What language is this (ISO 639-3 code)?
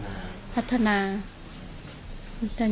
tha